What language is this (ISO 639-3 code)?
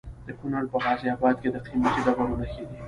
pus